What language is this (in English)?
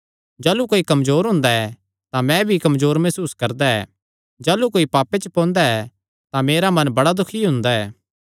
Kangri